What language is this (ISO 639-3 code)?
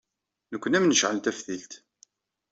kab